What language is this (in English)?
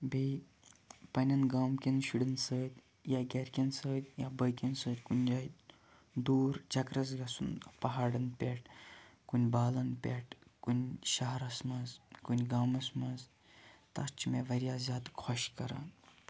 Kashmiri